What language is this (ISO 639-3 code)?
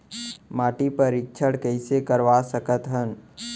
hne